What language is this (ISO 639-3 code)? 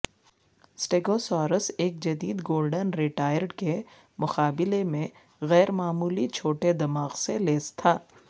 urd